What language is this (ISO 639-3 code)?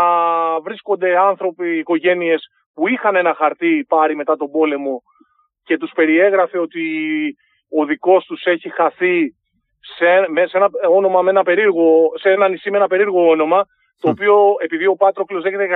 ell